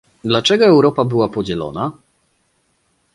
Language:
Polish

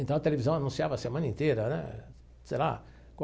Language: Portuguese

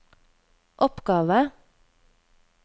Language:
Norwegian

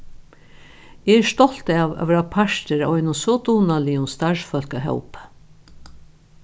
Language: Faroese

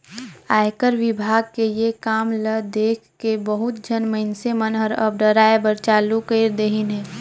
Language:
Chhattisgarhi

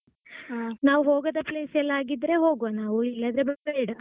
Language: Kannada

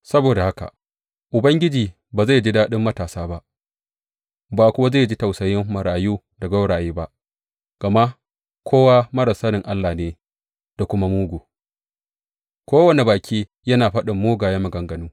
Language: Hausa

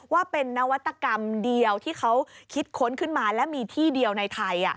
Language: Thai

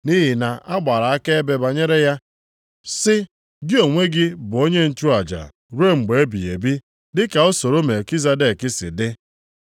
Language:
Igbo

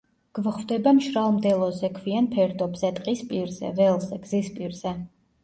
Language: Georgian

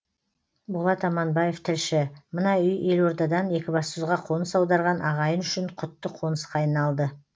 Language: Kazakh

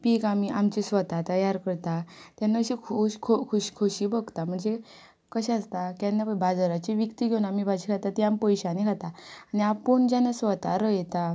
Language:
Konkani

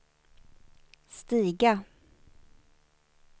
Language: Swedish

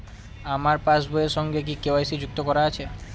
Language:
Bangla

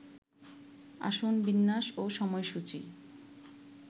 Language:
Bangla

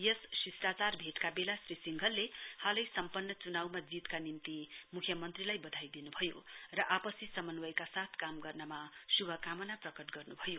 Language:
Nepali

